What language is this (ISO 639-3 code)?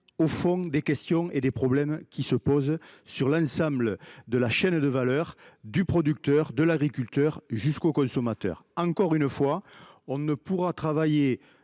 fra